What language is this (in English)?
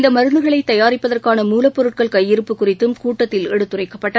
Tamil